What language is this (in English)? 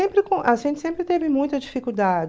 Portuguese